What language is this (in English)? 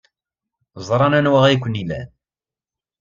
Kabyle